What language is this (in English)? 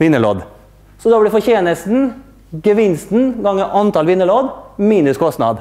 Norwegian